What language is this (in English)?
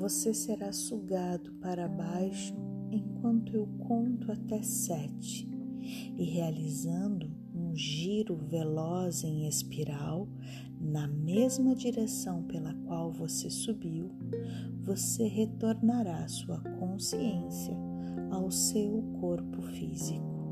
Portuguese